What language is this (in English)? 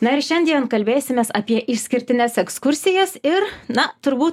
Lithuanian